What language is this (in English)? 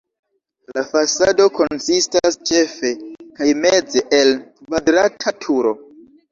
Esperanto